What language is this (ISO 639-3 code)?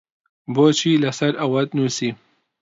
ckb